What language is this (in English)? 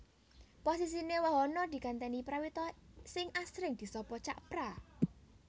Javanese